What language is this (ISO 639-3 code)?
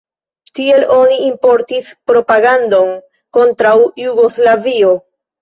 epo